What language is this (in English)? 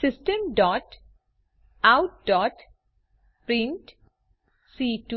Gujarati